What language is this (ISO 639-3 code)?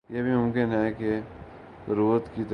urd